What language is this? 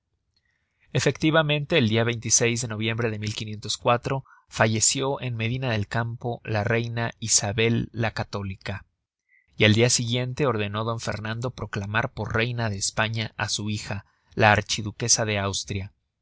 Spanish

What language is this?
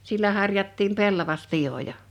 Finnish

